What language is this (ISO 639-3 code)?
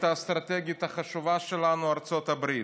heb